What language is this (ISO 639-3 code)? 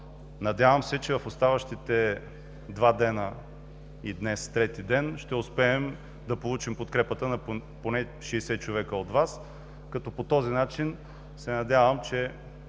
bul